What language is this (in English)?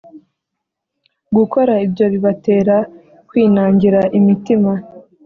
Kinyarwanda